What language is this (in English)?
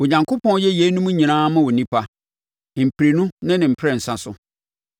Akan